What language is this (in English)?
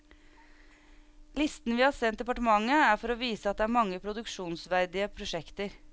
Norwegian